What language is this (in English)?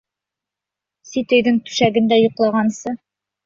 Bashkir